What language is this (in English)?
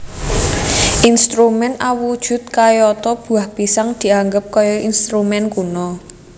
Javanese